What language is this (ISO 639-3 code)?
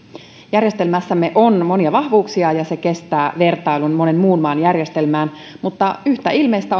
fin